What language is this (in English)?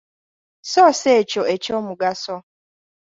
Ganda